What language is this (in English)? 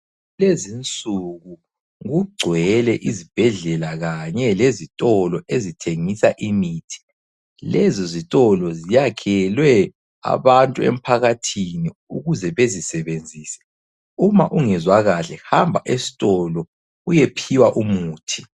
North Ndebele